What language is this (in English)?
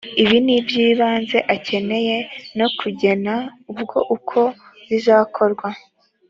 Kinyarwanda